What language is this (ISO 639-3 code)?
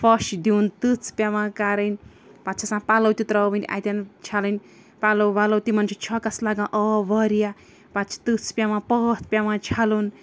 kas